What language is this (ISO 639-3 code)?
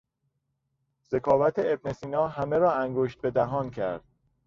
fas